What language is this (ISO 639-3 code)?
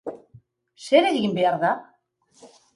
eus